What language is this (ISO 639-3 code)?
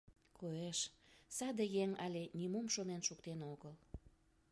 chm